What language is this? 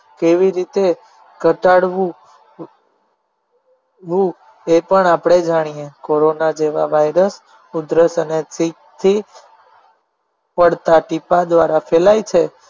Gujarati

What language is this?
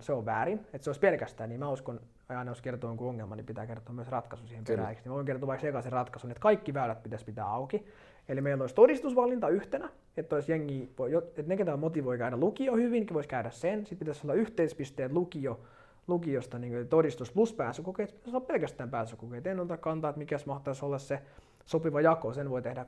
Finnish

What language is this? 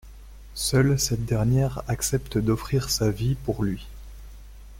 French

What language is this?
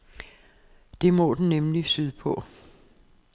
Danish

